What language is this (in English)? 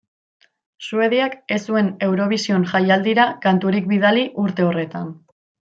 Basque